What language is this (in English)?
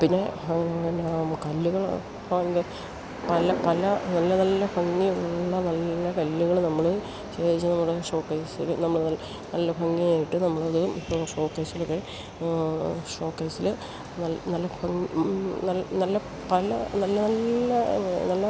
Malayalam